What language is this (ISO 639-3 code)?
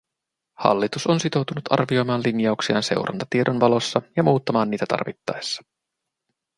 fin